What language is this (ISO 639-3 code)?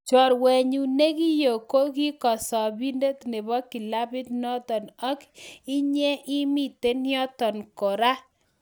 kln